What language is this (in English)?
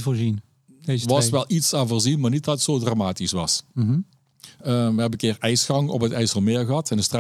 Dutch